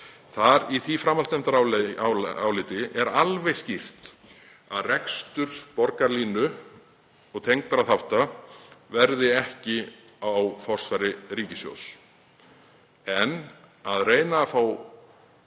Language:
Icelandic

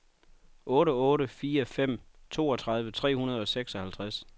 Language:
Danish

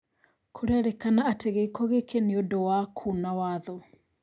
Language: Kikuyu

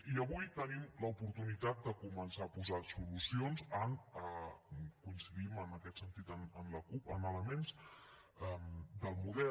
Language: Catalan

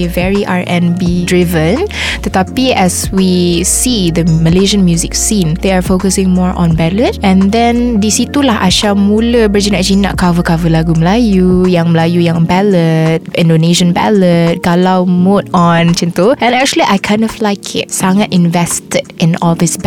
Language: Malay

